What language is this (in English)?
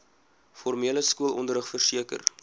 Afrikaans